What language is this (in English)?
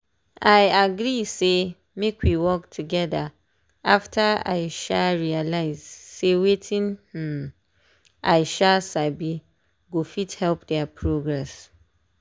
Nigerian Pidgin